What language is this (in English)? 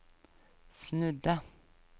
Norwegian